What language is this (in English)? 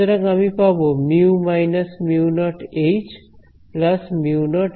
Bangla